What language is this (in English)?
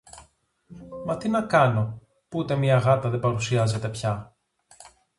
Greek